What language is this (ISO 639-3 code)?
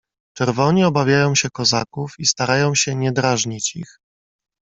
pol